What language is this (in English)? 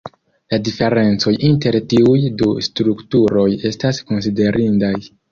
Esperanto